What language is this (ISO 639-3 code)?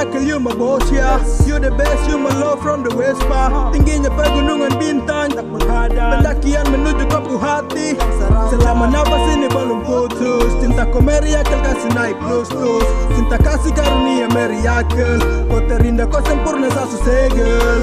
ind